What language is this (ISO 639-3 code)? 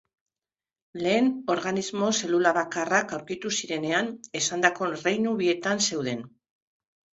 eus